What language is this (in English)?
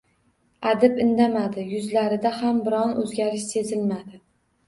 Uzbek